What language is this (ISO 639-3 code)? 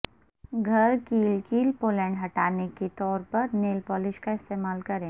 urd